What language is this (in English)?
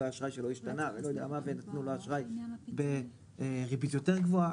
Hebrew